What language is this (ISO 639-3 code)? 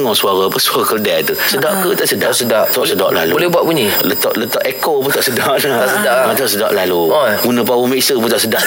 msa